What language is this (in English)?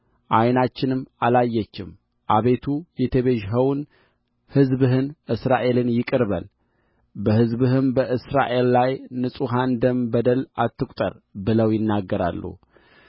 Amharic